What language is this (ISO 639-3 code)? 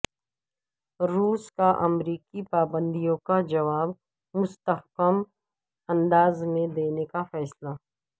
urd